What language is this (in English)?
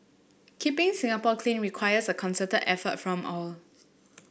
English